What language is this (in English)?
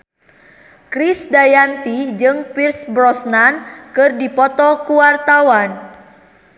Sundanese